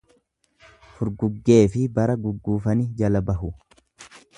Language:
Oromo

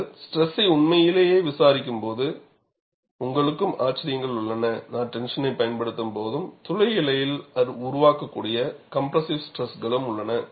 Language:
Tamil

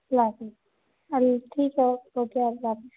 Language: Urdu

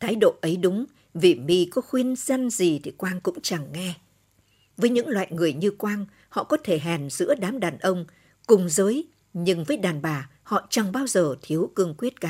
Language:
Vietnamese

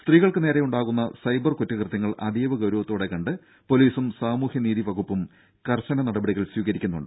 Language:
Malayalam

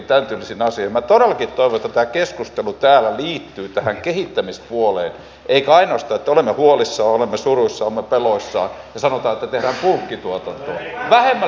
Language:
Finnish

